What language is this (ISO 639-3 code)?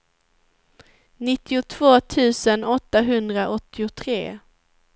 swe